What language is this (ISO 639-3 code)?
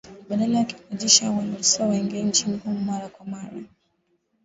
swa